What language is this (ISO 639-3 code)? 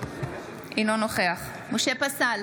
heb